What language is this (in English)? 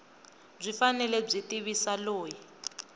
Tsonga